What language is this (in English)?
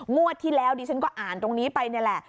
Thai